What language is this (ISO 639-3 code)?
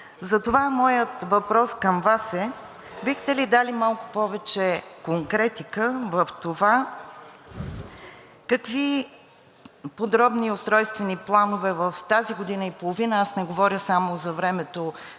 bul